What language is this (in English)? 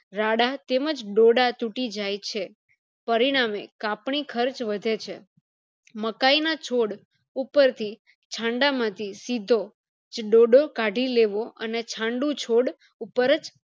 Gujarati